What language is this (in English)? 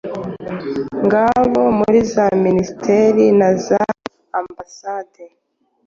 Kinyarwanda